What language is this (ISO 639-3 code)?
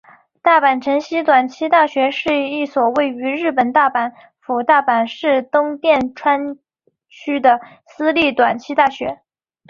zho